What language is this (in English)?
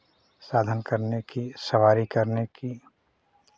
Hindi